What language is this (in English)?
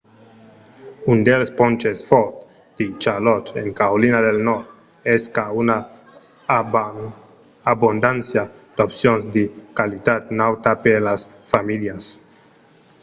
Occitan